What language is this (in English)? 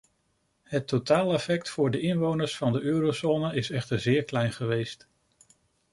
Dutch